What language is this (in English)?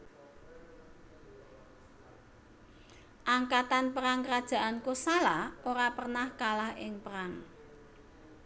Javanese